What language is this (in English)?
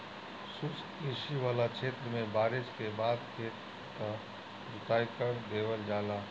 Bhojpuri